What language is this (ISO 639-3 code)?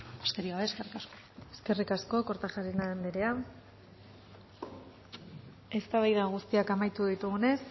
eus